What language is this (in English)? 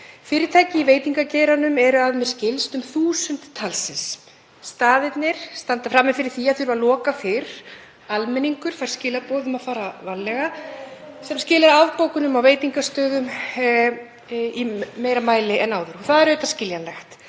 Icelandic